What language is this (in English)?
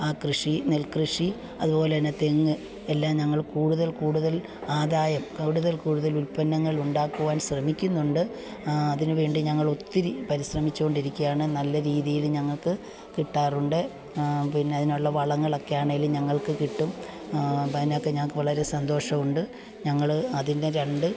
Malayalam